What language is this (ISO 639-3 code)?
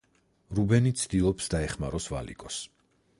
kat